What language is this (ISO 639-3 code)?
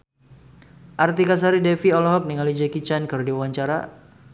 sun